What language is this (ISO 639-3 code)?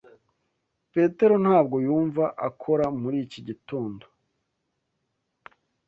kin